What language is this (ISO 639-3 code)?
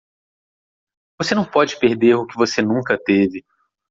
por